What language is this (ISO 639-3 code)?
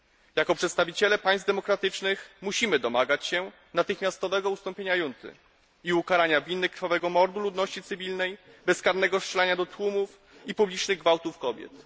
pol